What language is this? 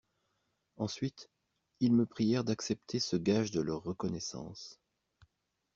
French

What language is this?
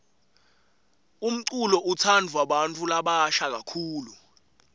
Swati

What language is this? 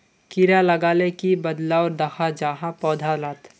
Magahi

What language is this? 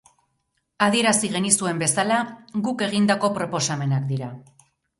Basque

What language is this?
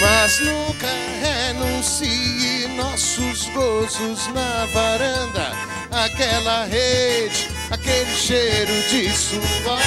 Portuguese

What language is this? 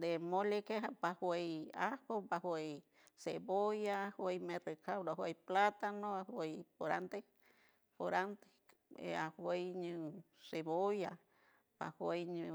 San Francisco Del Mar Huave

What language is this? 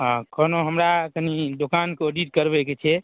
Maithili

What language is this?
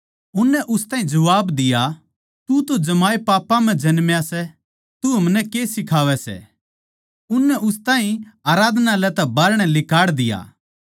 Haryanvi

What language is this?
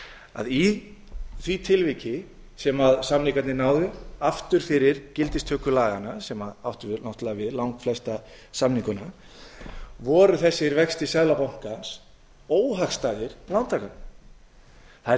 Icelandic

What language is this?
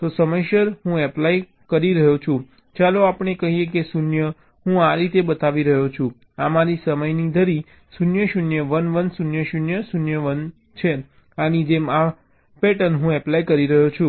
Gujarati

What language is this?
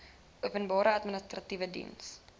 Afrikaans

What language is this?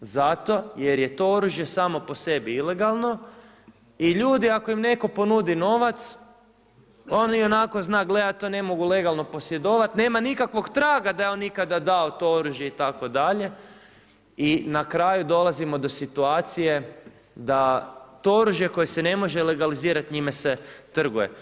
Croatian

